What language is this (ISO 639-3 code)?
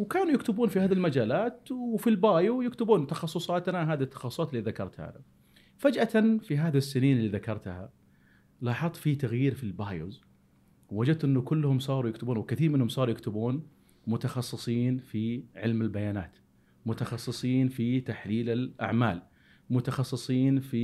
ara